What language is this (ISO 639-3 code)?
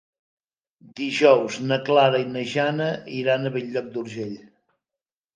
cat